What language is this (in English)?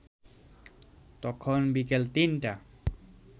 Bangla